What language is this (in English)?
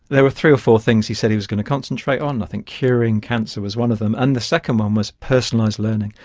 English